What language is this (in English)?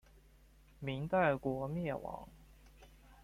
Chinese